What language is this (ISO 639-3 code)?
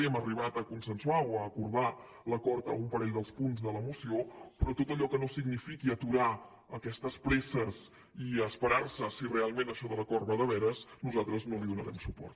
cat